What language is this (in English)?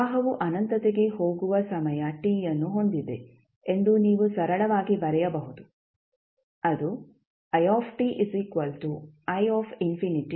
Kannada